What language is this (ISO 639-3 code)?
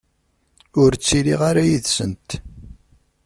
kab